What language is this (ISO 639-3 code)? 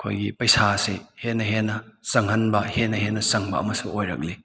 mni